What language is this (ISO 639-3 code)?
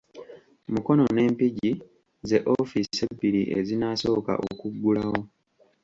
lug